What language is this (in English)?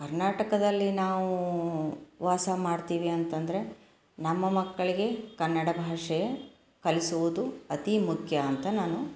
Kannada